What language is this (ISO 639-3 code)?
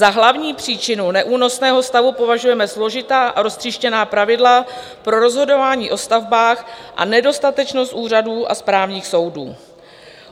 ces